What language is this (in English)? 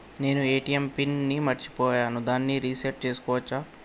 Telugu